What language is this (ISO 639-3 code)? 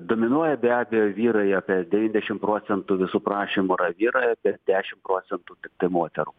lit